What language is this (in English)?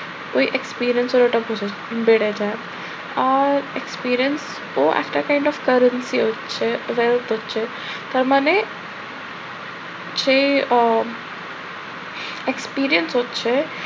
Bangla